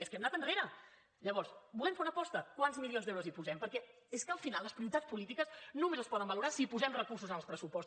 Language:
Catalan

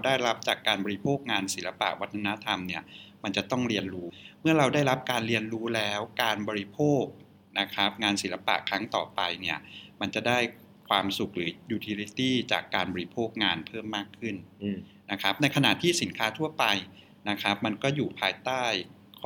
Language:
Thai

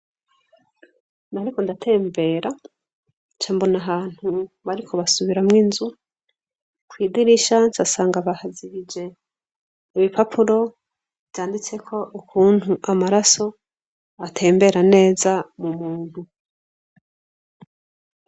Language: Rundi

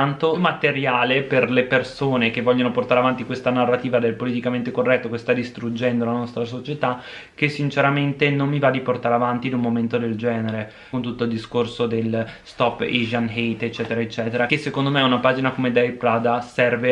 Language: Italian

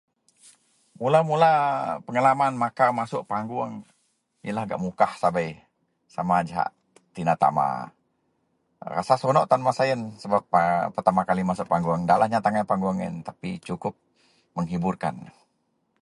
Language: Central Melanau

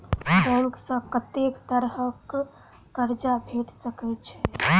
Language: Maithili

